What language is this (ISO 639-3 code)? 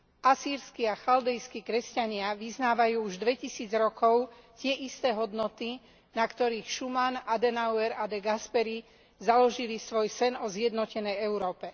slk